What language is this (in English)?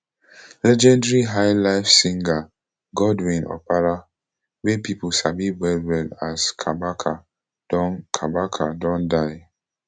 Nigerian Pidgin